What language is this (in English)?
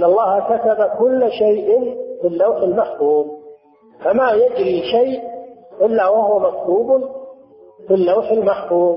Arabic